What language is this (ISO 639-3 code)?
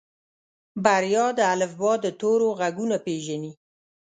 pus